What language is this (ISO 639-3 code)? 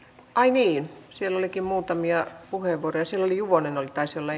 fin